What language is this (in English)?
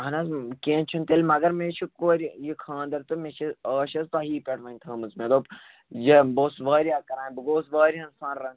Kashmiri